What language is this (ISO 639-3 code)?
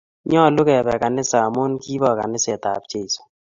kln